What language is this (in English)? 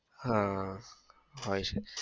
Gujarati